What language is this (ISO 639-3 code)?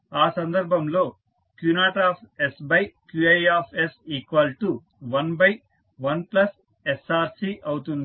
tel